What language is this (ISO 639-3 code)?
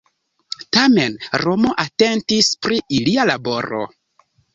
epo